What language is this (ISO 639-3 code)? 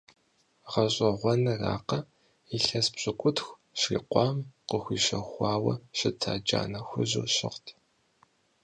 kbd